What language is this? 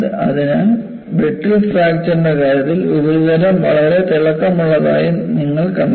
Malayalam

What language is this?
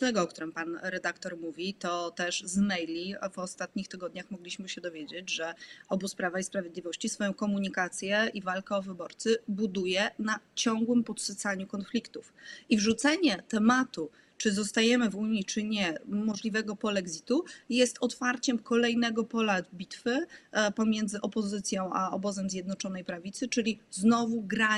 Polish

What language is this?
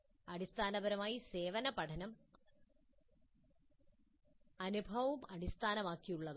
Malayalam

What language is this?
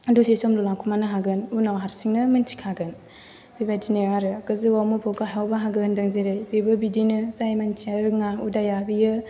Bodo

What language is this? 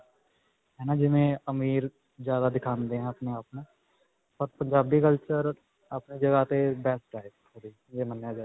Punjabi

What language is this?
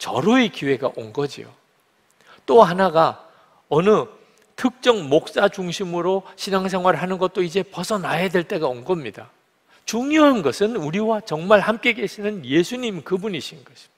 Korean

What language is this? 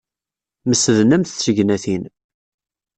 Kabyle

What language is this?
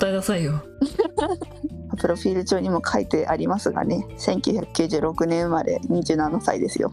Japanese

